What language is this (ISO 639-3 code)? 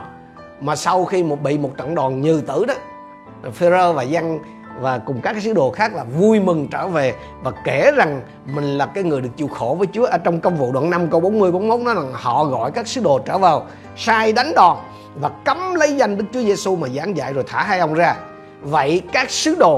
vie